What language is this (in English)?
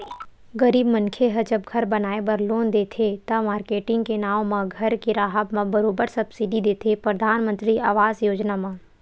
Chhattisgarhi